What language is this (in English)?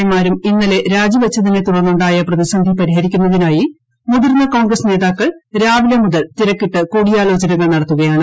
Malayalam